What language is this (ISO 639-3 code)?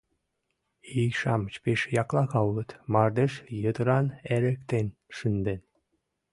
chm